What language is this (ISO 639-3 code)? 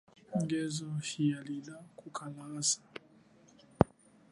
cjk